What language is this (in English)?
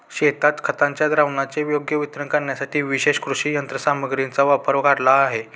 Marathi